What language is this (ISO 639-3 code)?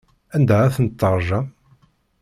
kab